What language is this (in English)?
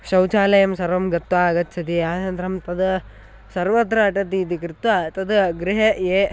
Sanskrit